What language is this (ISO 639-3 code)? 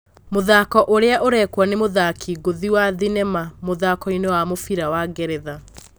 kik